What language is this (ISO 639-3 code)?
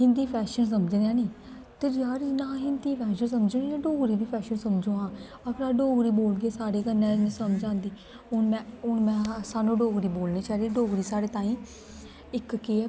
doi